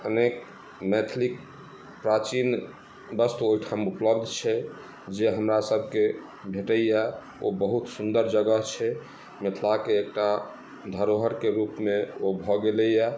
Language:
Maithili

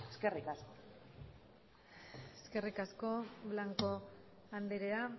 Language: Basque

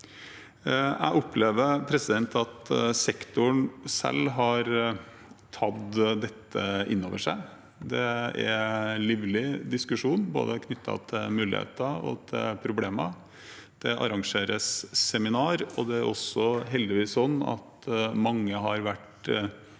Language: Norwegian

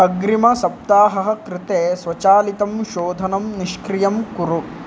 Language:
Sanskrit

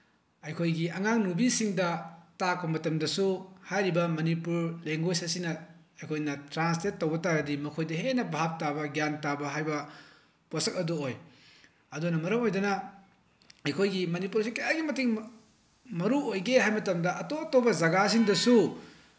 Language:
Manipuri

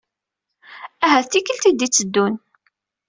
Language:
Kabyle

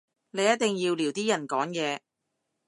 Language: Cantonese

